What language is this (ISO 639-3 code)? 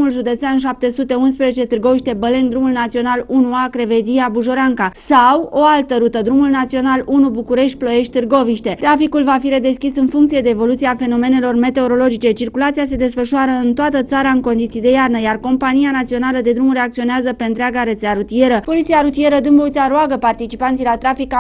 ron